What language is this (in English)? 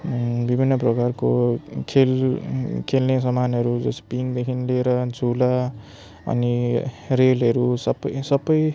Nepali